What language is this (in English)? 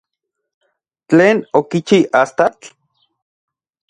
Central Puebla Nahuatl